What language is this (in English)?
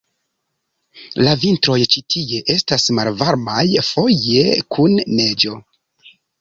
Esperanto